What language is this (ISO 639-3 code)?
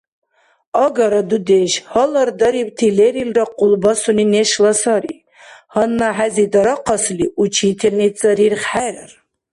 dar